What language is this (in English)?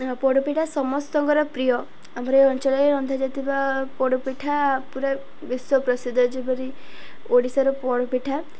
Odia